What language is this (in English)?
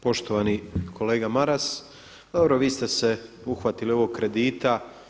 Croatian